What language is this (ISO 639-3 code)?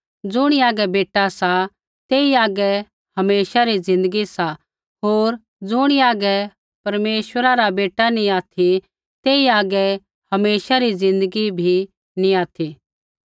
kfx